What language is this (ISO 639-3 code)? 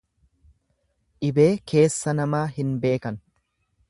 orm